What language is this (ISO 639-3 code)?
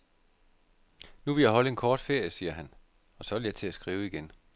dan